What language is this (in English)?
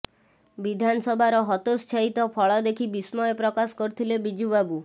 Odia